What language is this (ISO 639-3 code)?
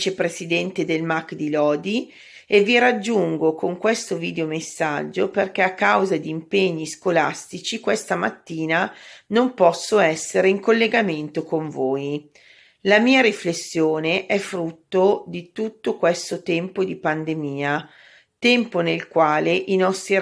ita